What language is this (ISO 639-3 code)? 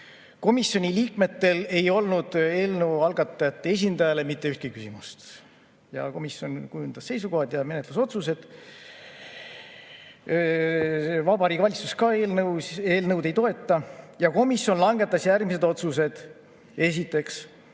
est